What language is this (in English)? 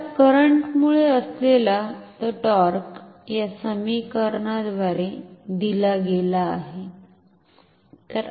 Marathi